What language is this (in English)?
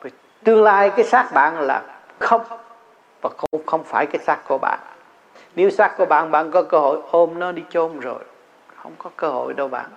Vietnamese